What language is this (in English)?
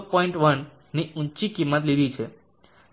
Gujarati